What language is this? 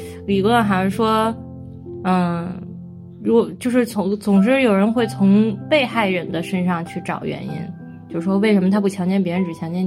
Chinese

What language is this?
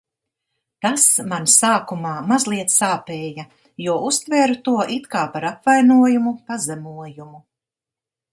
Latvian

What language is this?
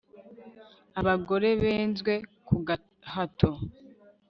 Kinyarwanda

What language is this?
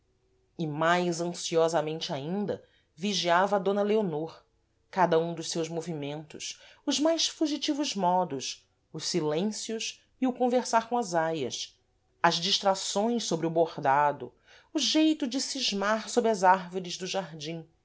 Portuguese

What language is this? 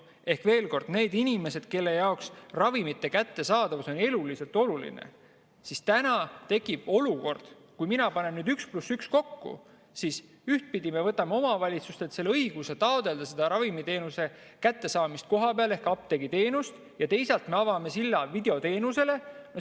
Estonian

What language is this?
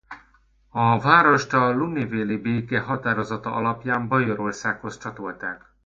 Hungarian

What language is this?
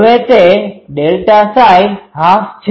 Gujarati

